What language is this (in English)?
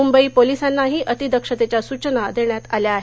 Marathi